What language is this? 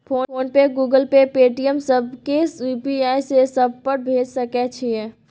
Maithili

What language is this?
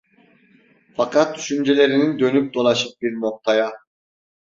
Turkish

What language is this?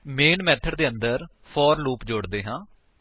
Punjabi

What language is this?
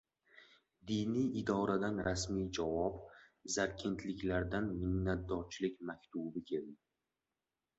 Uzbek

